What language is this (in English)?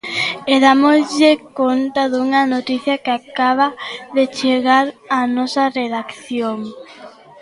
Galician